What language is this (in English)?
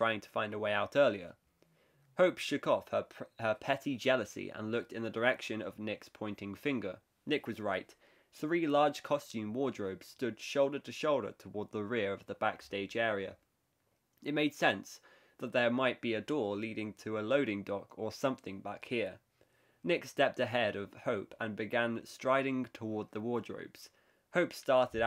English